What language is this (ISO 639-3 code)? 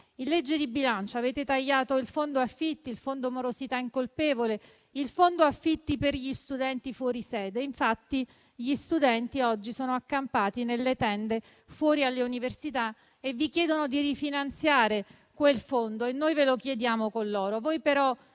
ita